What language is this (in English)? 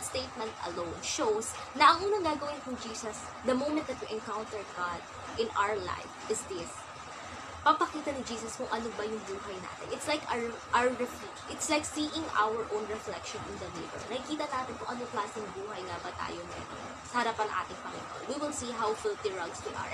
Filipino